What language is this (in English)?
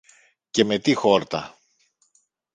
Greek